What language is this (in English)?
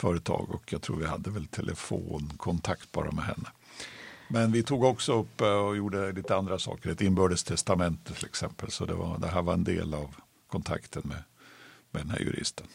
Swedish